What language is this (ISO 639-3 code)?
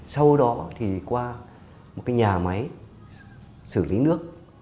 vie